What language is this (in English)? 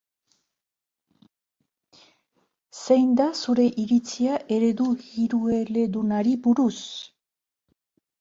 Basque